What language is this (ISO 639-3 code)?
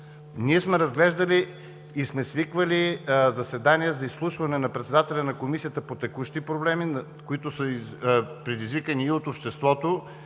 bul